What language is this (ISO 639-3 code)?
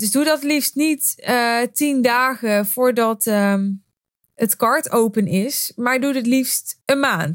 nld